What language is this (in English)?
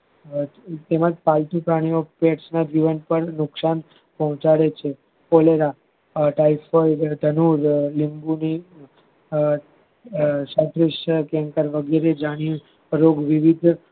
Gujarati